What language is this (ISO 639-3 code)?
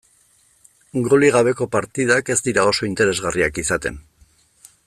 eus